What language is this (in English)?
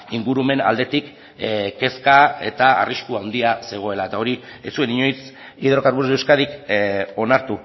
Basque